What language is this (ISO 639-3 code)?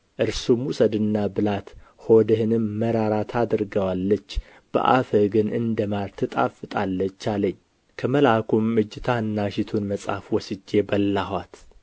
amh